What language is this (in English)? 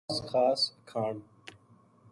Gujari